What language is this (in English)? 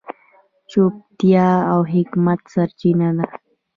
Pashto